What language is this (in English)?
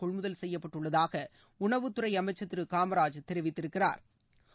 Tamil